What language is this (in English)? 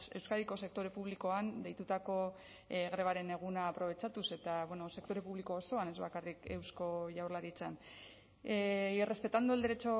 Basque